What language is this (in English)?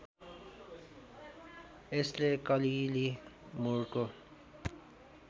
Nepali